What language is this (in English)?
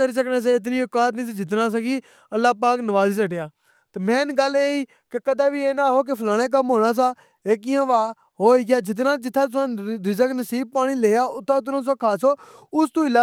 Pahari-Potwari